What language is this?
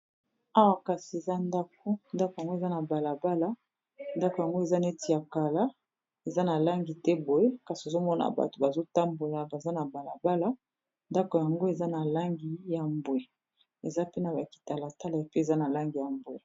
Lingala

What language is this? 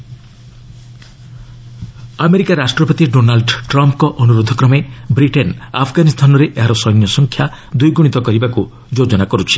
Odia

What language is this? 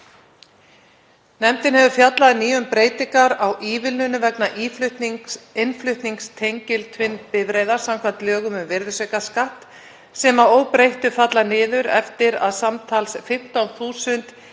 Icelandic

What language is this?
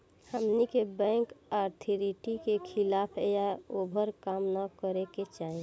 Bhojpuri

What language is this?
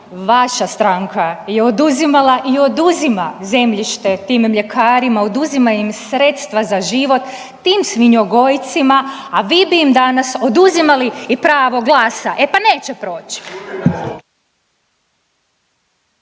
Croatian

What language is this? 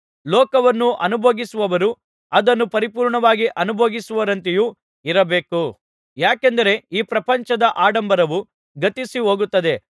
Kannada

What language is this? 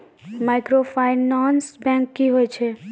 Maithili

